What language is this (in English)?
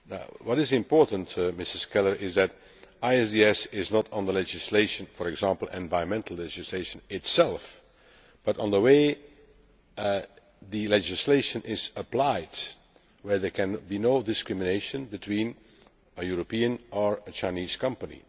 English